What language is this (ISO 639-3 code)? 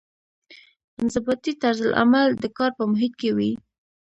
pus